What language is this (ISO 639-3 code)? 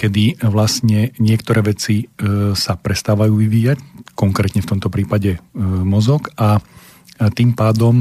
slk